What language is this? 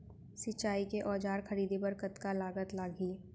Chhattisgarhi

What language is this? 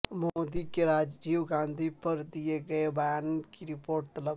Urdu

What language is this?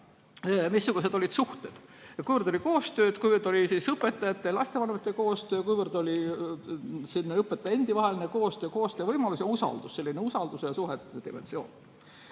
Estonian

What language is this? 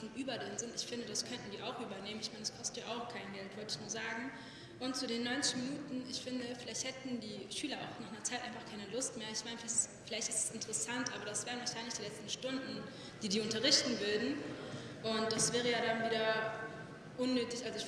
German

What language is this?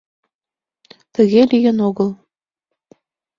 Mari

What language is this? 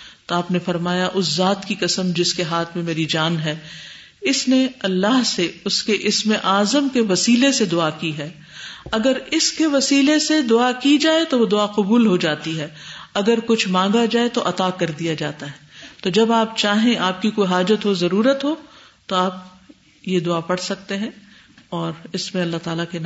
Urdu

